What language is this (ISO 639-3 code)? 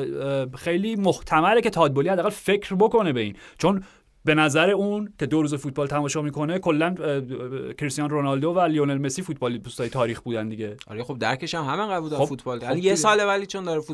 fas